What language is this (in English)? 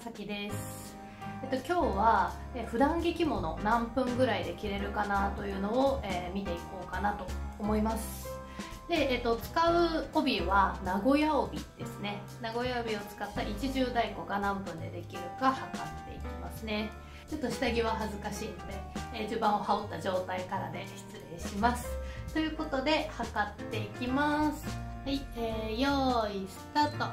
Japanese